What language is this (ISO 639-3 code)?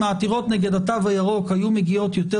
heb